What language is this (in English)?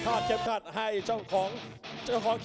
Thai